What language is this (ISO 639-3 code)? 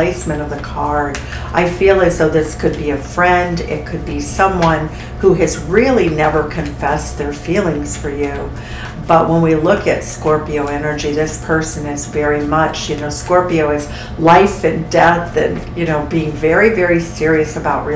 eng